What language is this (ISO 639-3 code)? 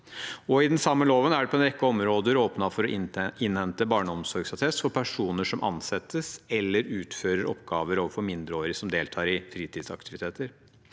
nor